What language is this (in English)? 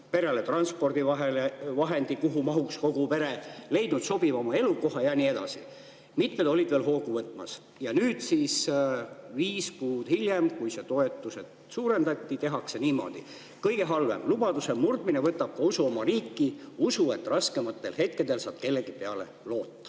Estonian